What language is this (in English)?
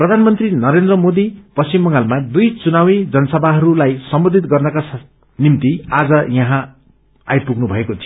Nepali